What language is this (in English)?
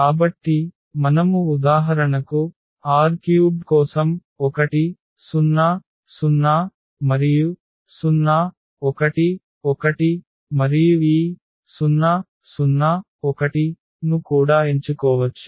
Telugu